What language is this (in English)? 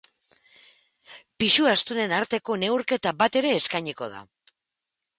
Basque